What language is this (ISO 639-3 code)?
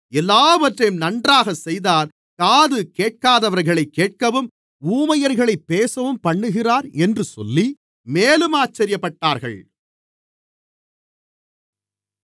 tam